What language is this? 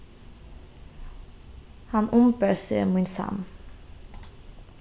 Faroese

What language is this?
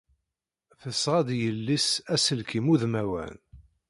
Kabyle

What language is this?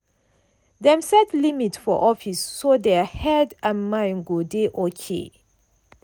Nigerian Pidgin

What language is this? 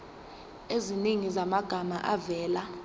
Zulu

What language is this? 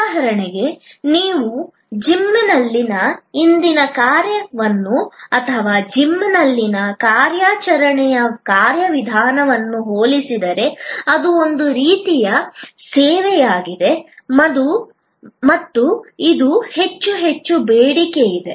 Kannada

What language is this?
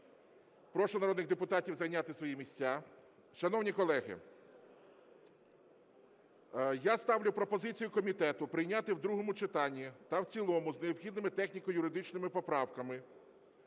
Ukrainian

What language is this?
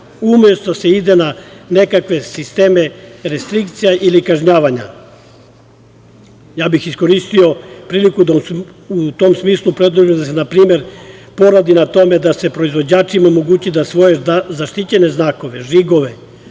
Serbian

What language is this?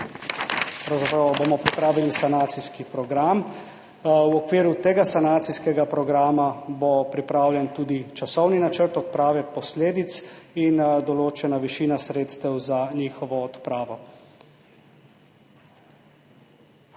Slovenian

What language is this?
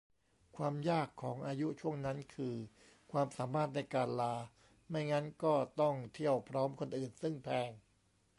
Thai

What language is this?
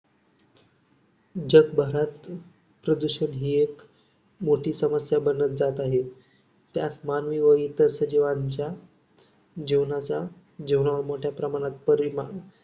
Marathi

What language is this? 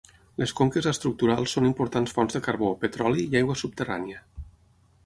Catalan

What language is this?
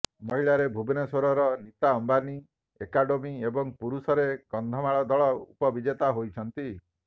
Odia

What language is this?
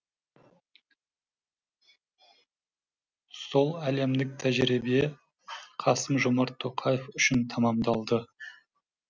Kazakh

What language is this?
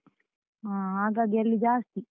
Kannada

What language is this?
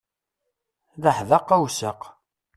Kabyle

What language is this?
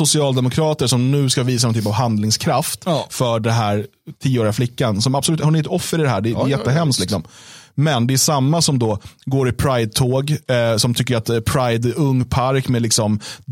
Swedish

